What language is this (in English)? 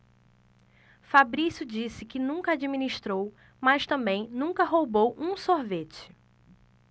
Portuguese